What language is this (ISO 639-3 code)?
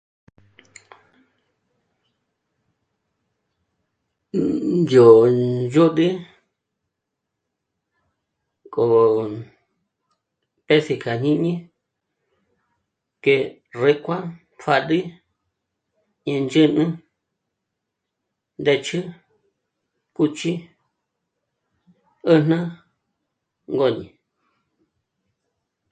mmc